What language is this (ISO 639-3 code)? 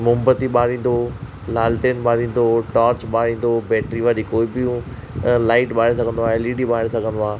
snd